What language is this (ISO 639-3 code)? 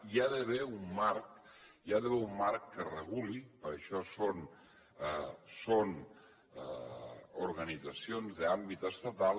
cat